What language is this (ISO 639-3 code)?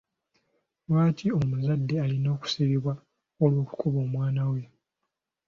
lug